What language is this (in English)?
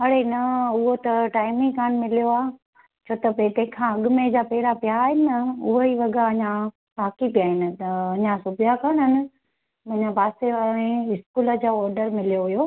Sindhi